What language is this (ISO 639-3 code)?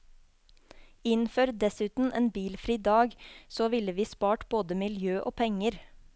nor